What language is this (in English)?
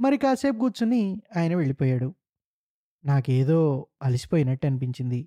Telugu